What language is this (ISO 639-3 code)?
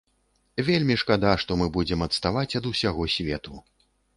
bel